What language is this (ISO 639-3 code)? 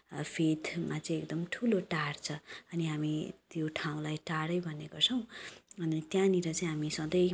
nep